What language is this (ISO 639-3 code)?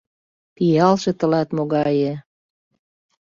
chm